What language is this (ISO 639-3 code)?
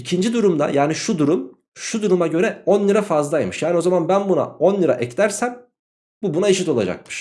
tur